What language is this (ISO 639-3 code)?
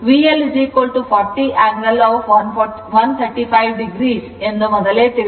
kan